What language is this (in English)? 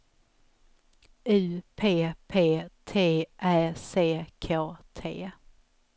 Swedish